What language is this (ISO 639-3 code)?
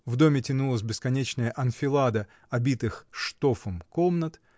rus